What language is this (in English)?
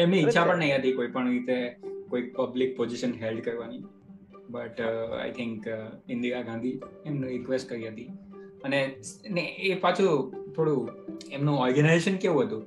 Gujarati